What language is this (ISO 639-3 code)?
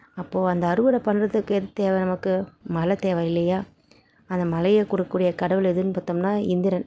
tam